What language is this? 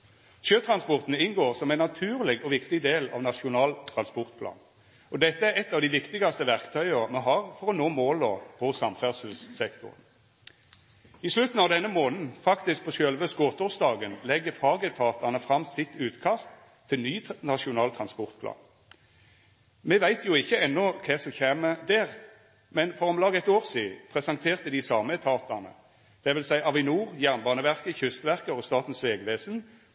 Norwegian Nynorsk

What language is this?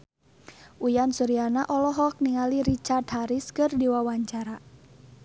Sundanese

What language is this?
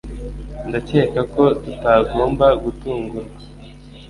Kinyarwanda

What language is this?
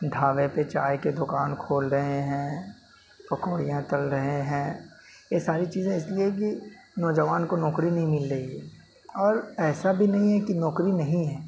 Urdu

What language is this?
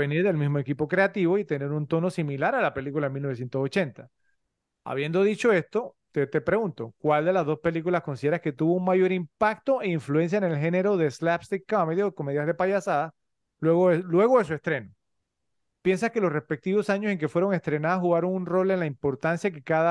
Spanish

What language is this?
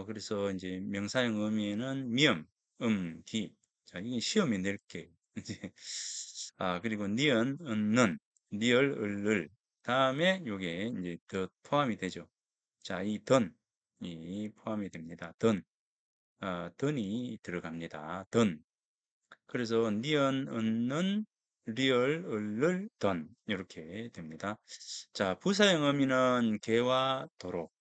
Korean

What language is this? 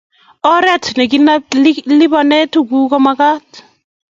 Kalenjin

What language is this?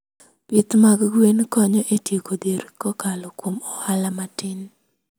Luo (Kenya and Tanzania)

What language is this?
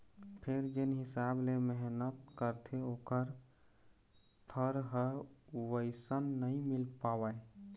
Chhattisgarhi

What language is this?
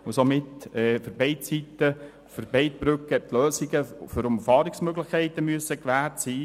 Swiss German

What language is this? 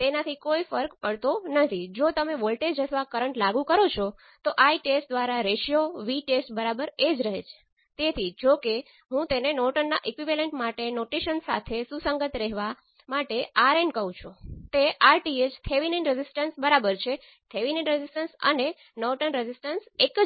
Gujarati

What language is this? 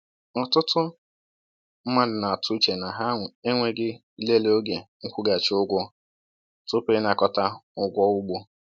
Igbo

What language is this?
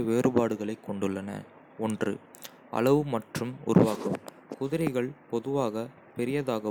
Kota (India)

